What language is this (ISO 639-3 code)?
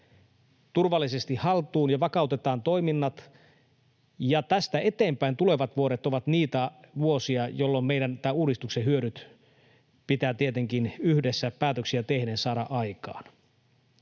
fin